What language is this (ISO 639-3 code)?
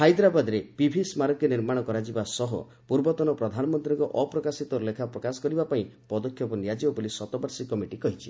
ori